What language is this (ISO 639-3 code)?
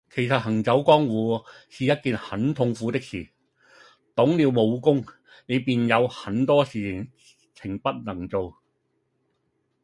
yue